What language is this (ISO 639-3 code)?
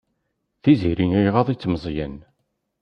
kab